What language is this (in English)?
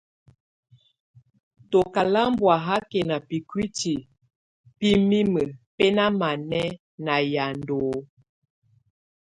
Tunen